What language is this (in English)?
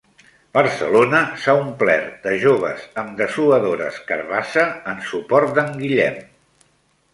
Catalan